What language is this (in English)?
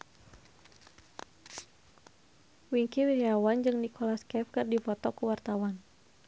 Sundanese